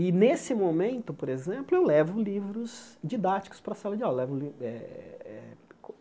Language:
Portuguese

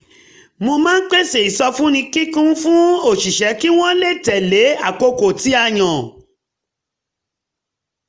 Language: Yoruba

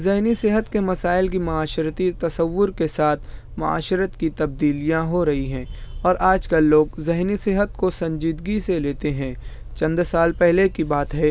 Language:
Urdu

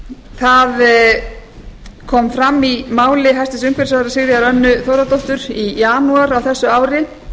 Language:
Icelandic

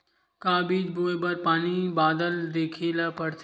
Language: Chhattisgarhi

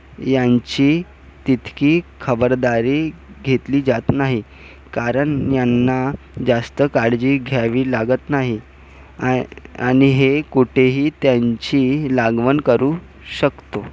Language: Marathi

